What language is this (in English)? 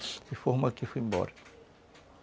Portuguese